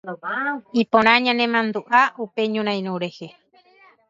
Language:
Guarani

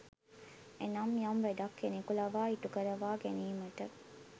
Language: Sinhala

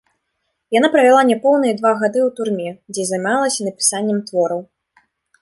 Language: Belarusian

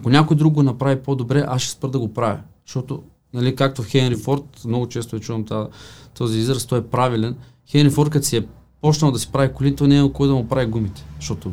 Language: Bulgarian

